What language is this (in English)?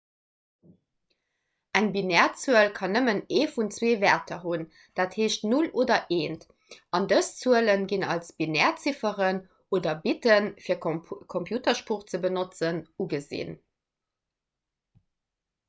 Luxembourgish